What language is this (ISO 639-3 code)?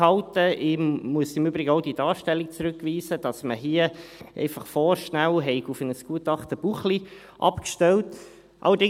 gsw